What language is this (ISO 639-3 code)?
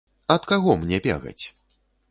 bel